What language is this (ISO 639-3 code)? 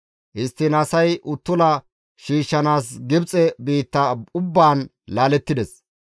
gmv